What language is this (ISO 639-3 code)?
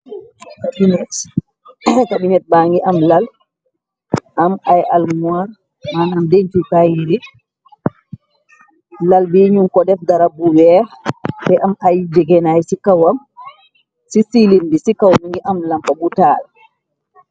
wol